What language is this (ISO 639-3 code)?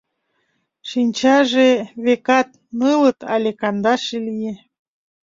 chm